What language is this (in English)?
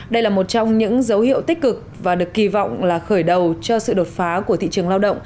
Vietnamese